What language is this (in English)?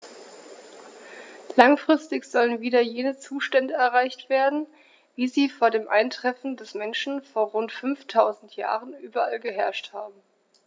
German